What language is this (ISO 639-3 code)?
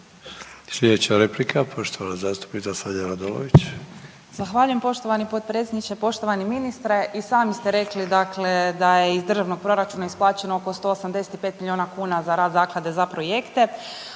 hrv